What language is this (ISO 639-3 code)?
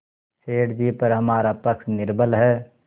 hin